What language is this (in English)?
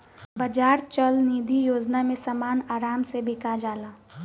Bhojpuri